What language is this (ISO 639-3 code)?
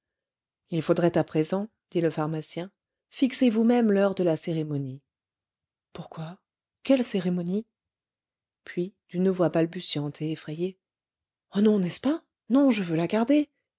fra